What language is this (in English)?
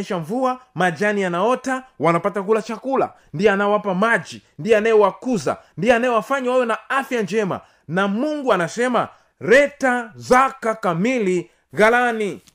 Swahili